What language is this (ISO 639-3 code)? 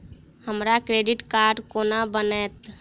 mai